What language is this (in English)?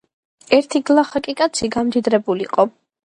Georgian